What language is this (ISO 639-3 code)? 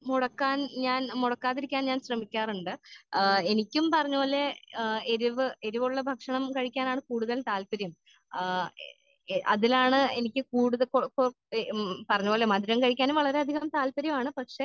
mal